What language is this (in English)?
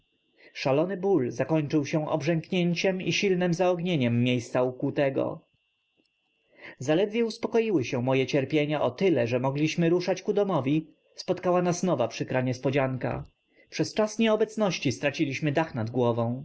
Polish